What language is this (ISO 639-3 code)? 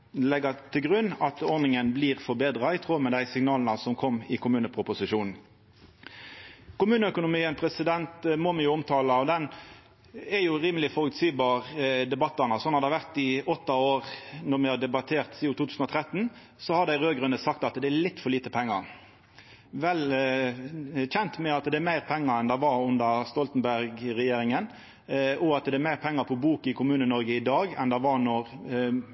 nno